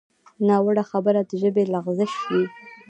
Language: Pashto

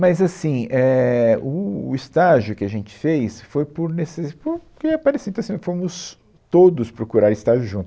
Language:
Portuguese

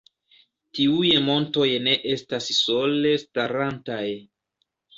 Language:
Esperanto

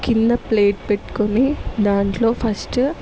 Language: Telugu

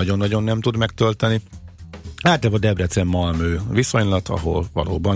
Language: Hungarian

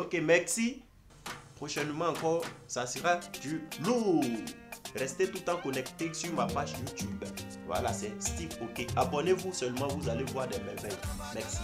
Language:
French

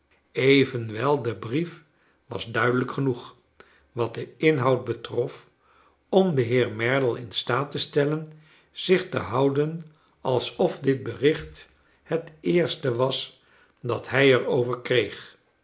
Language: Dutch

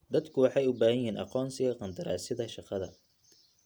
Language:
Somali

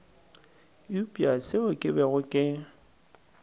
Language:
Northern Sotho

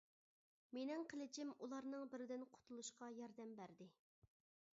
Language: Uyghur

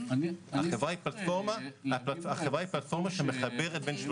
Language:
Hebrew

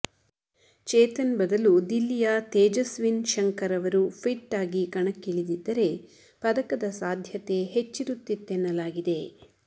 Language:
Kannada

